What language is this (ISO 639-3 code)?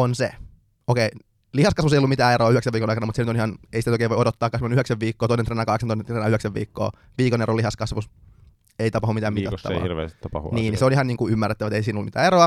fin